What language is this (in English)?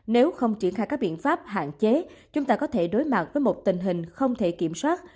Vietnamese